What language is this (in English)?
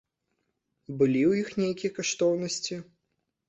Belarusian